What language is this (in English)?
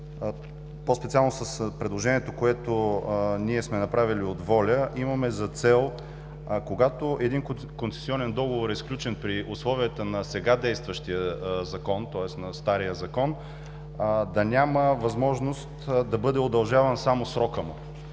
Bulgarian